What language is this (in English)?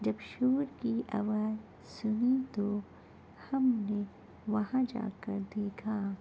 Urdu